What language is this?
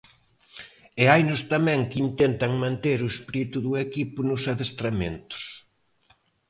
Galician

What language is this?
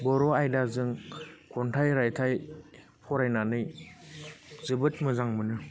Bodo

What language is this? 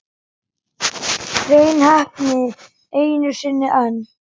Icelandic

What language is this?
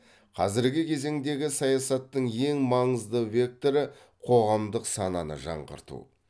Kazakh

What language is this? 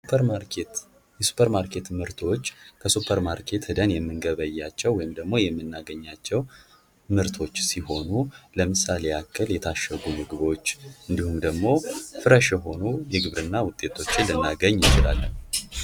Amharic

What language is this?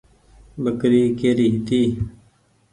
Goaria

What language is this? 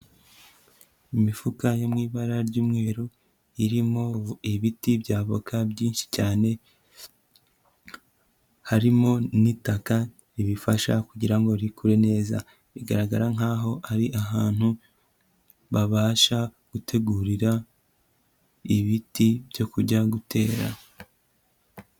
Kinyarwanda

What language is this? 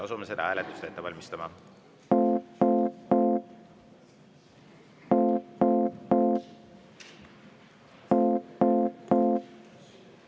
Estonian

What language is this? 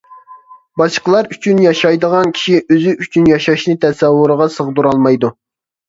Uyghur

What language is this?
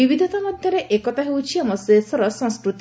Odia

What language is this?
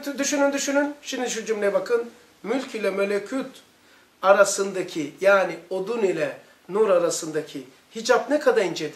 Turkish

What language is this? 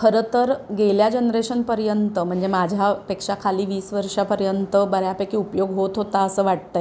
Marathi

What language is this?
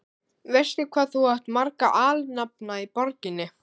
Icelandic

